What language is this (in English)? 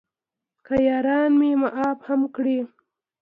Pashto